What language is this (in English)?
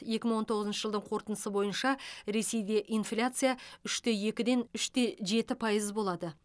Kazakh